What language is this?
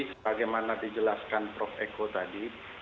Indonesian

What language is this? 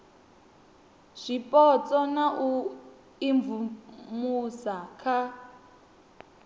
Venda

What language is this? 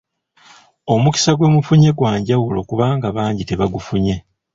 Ganda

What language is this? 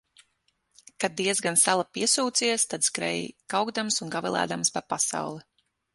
Latvian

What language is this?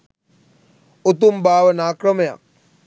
Sinhala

